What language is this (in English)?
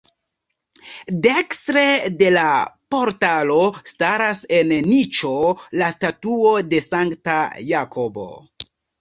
Esperanto